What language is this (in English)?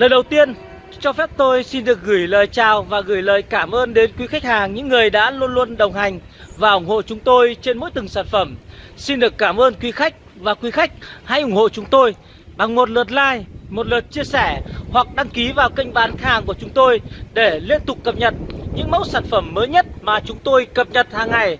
Vietnamese